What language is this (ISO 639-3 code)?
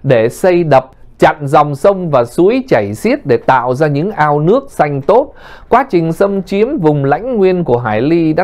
vie